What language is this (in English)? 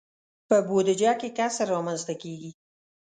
Pashto